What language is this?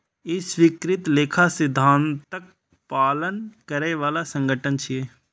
Maithili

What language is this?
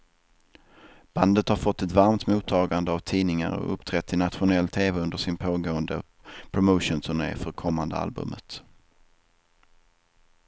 Swedish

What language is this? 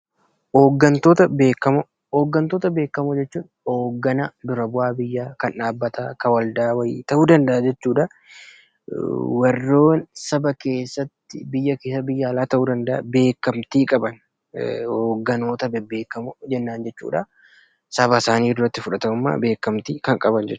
Oromo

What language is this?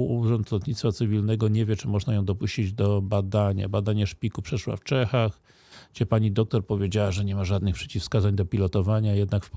Polish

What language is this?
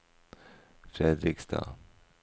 Norwegian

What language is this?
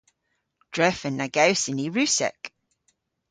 Cornish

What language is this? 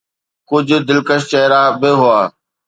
Sindhi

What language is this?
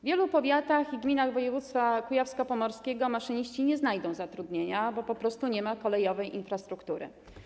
Polish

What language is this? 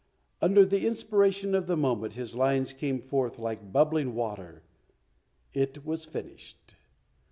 English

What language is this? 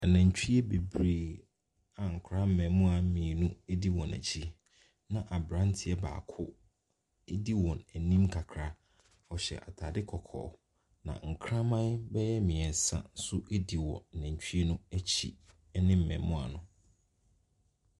Akan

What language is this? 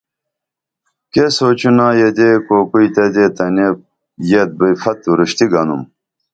Dameli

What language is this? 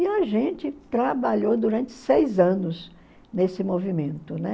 Portuguese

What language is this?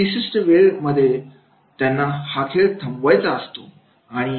Marathi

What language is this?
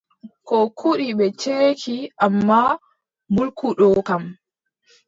Adamawa Fulfulde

